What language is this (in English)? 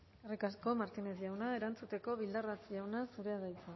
Basque